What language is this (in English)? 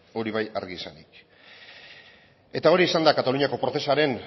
Basque